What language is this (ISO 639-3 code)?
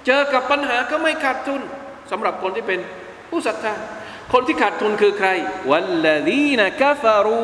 tha